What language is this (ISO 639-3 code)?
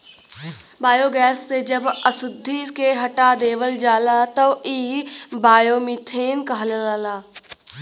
bho